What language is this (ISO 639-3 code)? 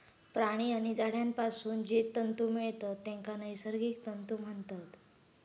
mar